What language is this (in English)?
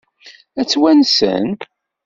Kabyle